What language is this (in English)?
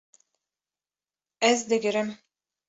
Kurdish